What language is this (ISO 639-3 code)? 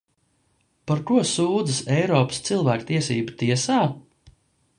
lav